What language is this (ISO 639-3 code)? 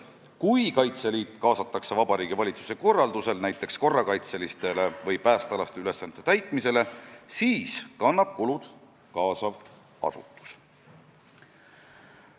est